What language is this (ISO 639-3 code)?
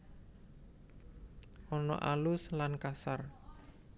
jav